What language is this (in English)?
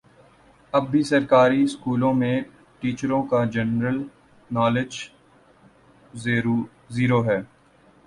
Urdu